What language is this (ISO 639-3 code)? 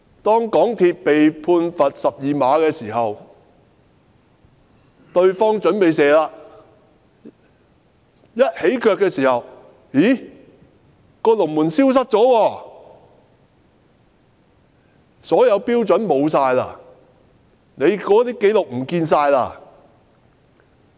yue